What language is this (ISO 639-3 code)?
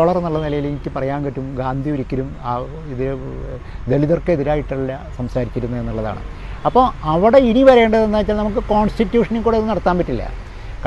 mal